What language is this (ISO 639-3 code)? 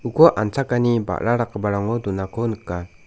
grt